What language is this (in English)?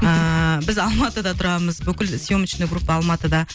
Kazakh